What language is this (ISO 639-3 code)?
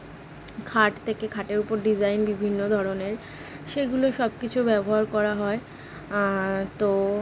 ben